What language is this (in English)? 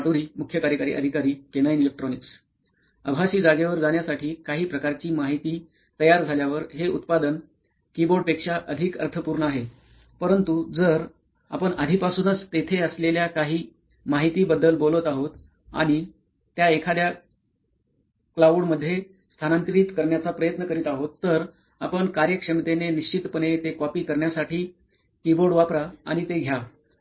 Marathi